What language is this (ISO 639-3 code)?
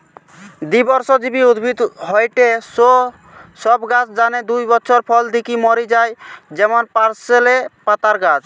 ben